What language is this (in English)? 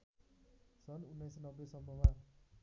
Nepali